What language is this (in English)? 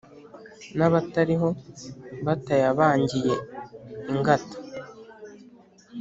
Kinyarwanda